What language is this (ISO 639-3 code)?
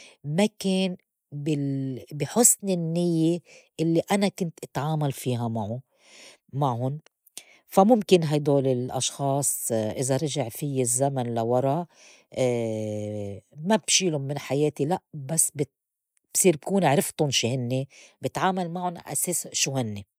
apc